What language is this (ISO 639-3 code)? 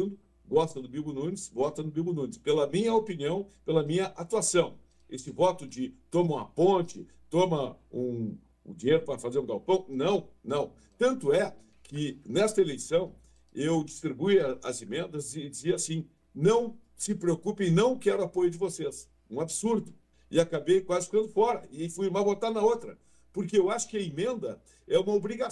por